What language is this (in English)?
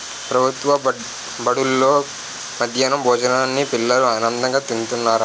Telugu